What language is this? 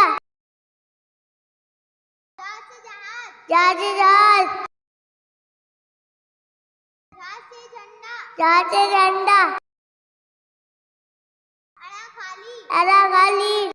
Hindi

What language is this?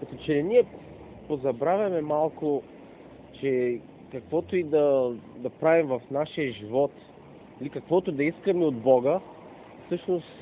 Bulgarian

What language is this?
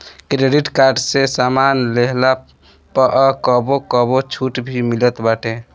Bhojpuri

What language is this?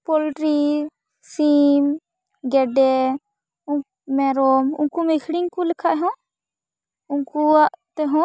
Santali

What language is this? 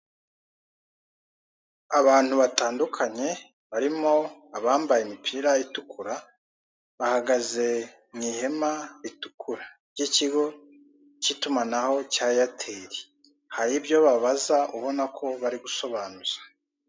Kinyarwanda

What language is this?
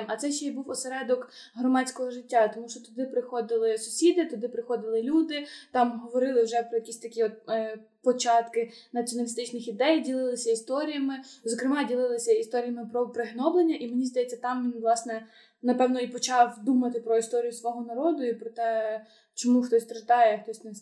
Ukrainian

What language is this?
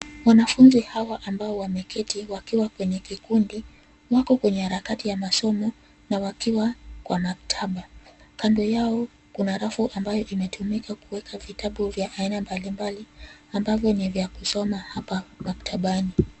Swahili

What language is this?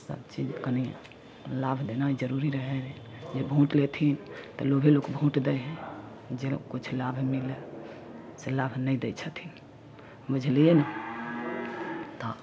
Maithili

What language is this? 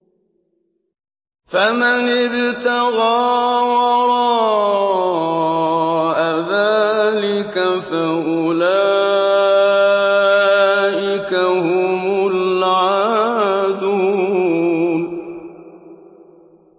Arabic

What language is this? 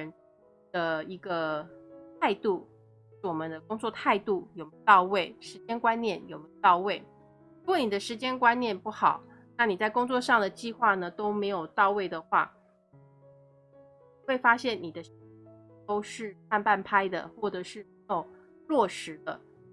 Chinese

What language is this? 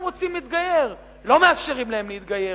Hebrew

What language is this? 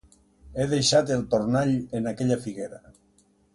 Catalan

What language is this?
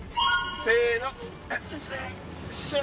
Japanese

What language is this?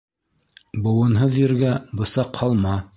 Bashkir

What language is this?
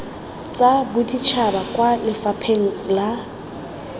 Tswana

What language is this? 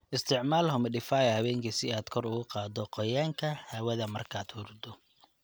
Somali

